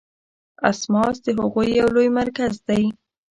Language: Pashto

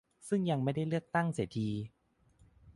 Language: Thai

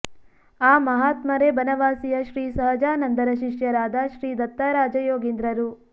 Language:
Kannada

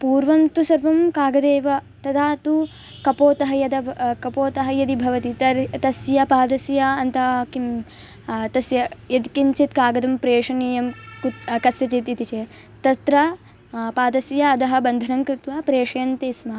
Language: Sanskrit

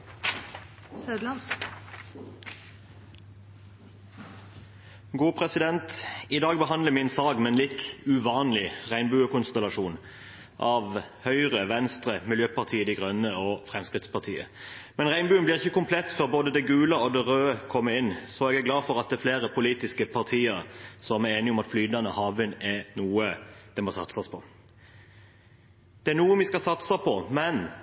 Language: Norwegian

